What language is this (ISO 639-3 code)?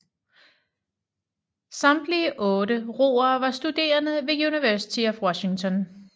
dan